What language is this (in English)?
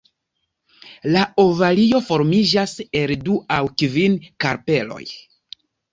Esperanto